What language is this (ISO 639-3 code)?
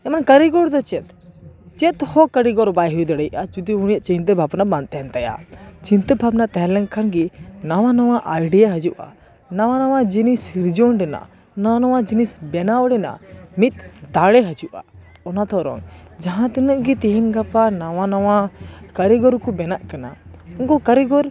sat